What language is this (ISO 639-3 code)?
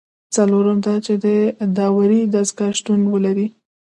pus